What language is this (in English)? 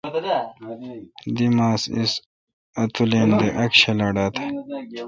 Kalkoti